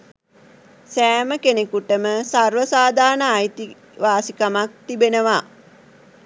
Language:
Sinhala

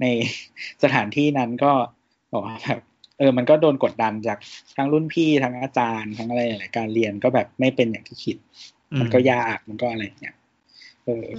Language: Thai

